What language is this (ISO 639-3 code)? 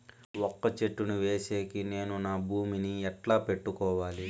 tel